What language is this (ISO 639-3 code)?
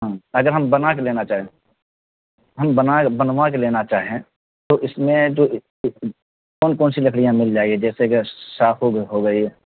urd